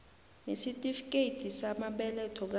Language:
South Ndebele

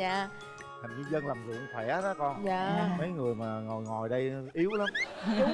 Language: Vietnamese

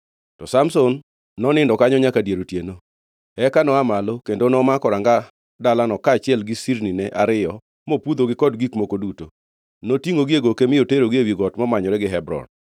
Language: Luo (Kenya and Tanzania)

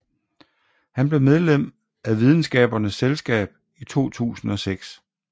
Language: Danish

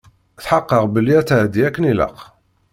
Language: Kabyle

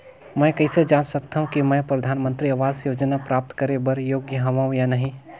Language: Chhattisgarhi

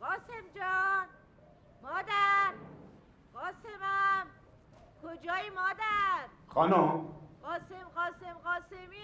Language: Persian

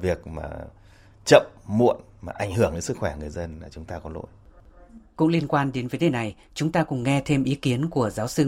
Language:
Vietnamese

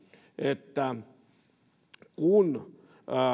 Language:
Finnish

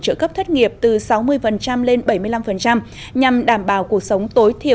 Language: Vietnamese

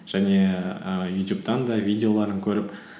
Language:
Kazakh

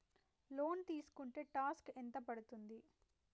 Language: Telugu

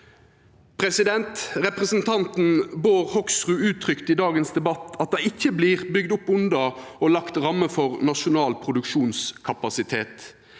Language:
Norwegian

